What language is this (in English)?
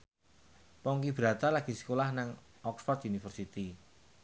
Javanese